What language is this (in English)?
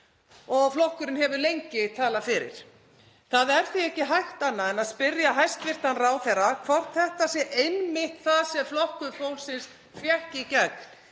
Icelandic